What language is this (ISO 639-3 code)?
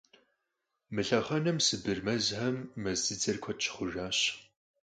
kbd